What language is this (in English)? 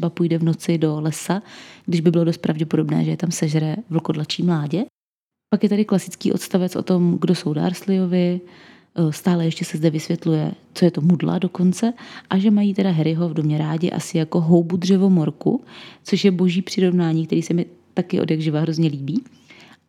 Czech